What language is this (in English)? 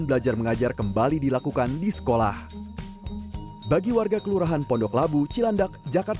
Indonesian